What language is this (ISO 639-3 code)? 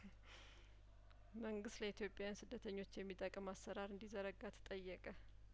amh